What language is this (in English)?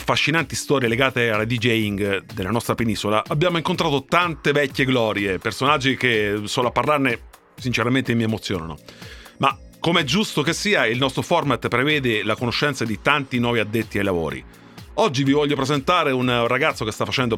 Italian